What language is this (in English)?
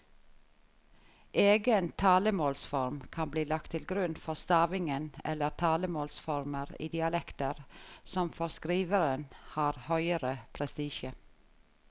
Norwegian